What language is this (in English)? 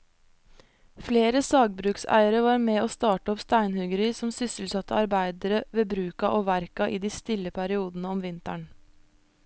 Norwegian